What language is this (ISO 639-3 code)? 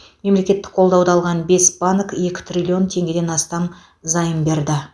kaz